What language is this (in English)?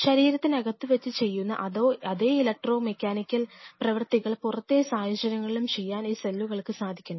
Malayalam